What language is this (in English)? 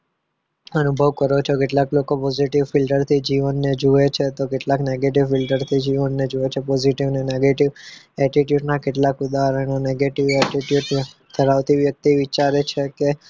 Gujarati